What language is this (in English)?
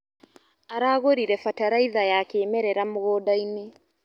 Kikuyu